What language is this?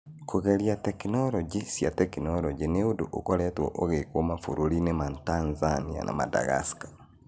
Kikuyu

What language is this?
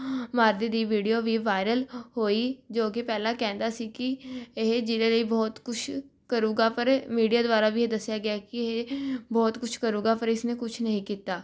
Punjabi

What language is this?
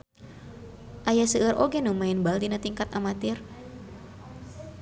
Sundanese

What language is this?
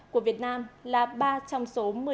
Vietnamese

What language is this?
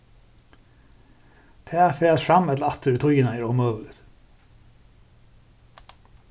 Faroese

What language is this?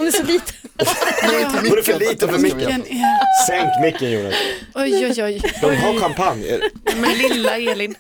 Swedish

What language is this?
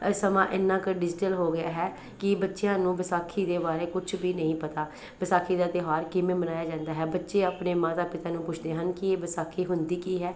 Punjabi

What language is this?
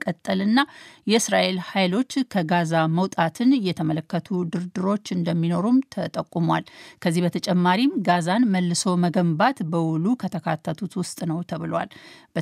Amharic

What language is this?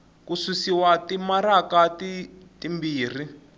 Tsonga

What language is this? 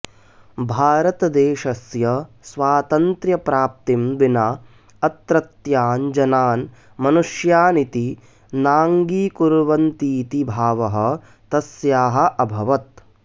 Sanskrit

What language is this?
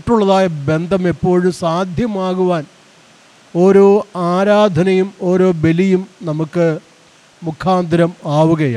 Malayalam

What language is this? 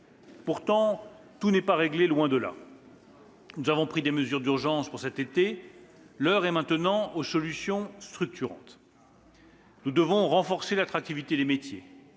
French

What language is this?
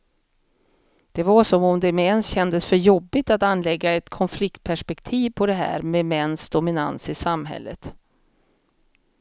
Swedish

